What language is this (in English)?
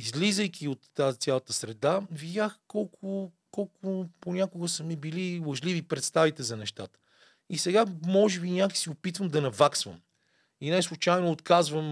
Bulgarian